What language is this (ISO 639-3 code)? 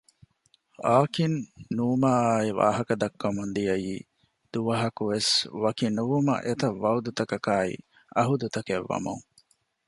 div